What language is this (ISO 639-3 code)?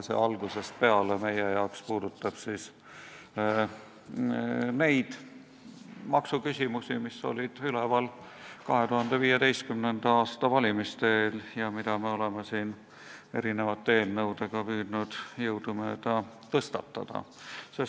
est